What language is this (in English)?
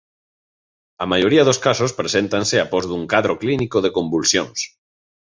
Galician